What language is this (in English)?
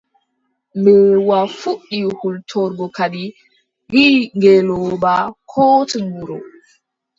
Adamawa Fulfulde